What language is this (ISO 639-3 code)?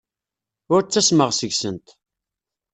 kab